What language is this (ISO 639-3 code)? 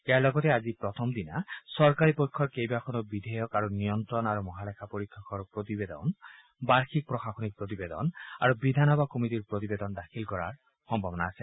asm